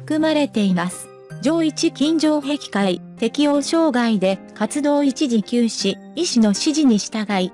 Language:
Japanese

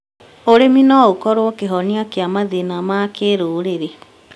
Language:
Kikuyu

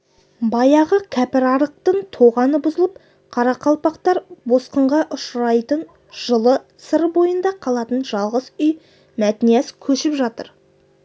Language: Kazakh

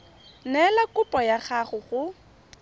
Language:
Tswana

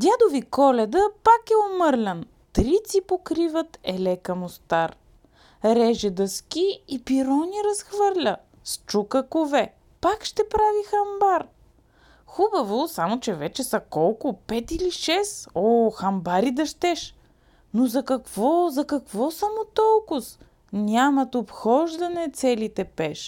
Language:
Bulgarian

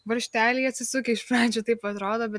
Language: Lithuanian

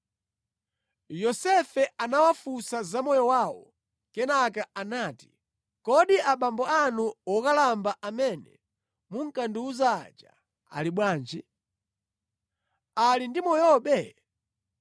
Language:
Nyanja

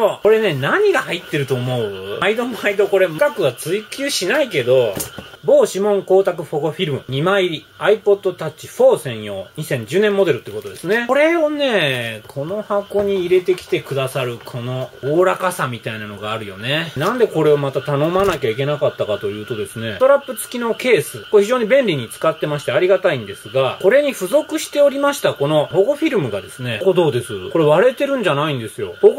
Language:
Japanese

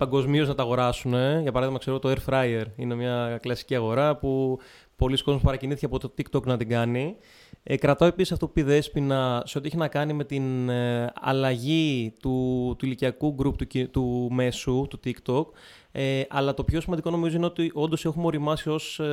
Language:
Greek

